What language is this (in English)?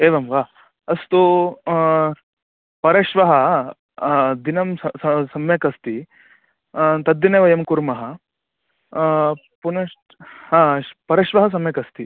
Sanskrit